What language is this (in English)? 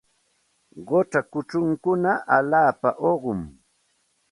Santa Ana de Tusi Pasco Quechua